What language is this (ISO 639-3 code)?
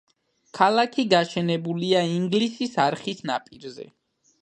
kat